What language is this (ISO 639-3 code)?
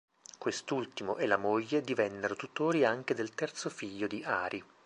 ita